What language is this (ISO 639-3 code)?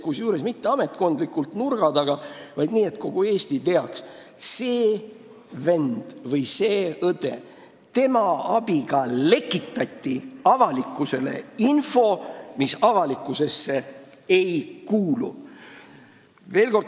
est